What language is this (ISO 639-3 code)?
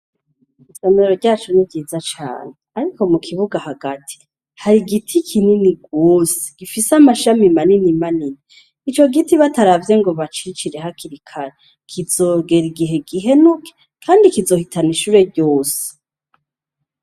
run